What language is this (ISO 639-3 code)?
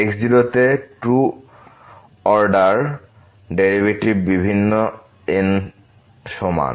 ben